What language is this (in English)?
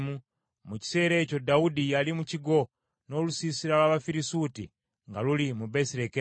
Ganda